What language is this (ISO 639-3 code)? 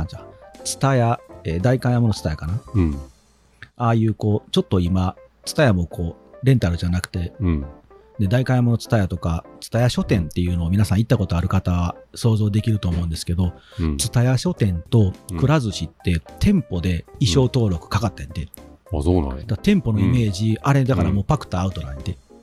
jpn